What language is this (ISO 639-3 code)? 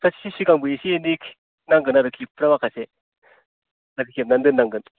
brx